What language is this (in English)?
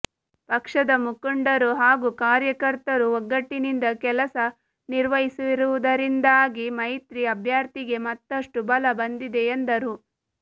Kannada